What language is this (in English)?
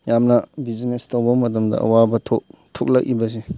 Manipuri